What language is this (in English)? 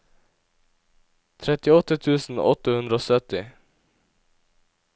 Norwegian